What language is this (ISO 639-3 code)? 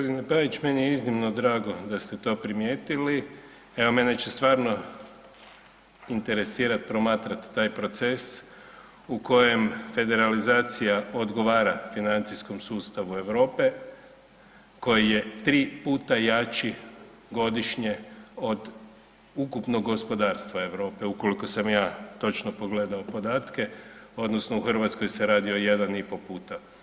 hrv